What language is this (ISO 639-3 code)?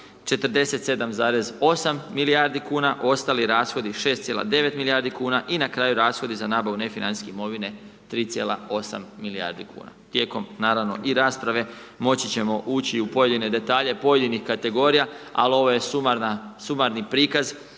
hrv